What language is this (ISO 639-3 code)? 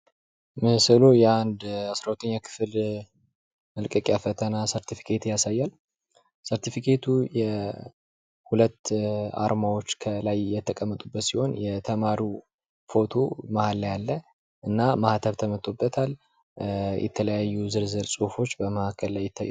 amh